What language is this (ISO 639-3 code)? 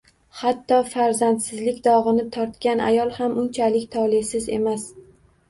uzb